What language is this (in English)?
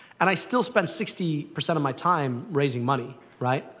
English